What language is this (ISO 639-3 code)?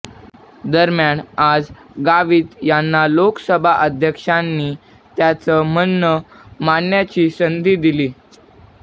mar